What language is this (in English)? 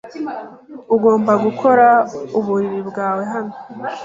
Kinyarwanda